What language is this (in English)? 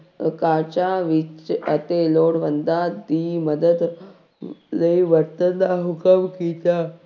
Punjabi